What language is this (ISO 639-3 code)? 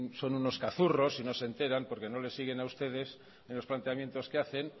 spa